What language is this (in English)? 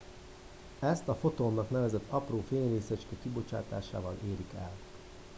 Hungarian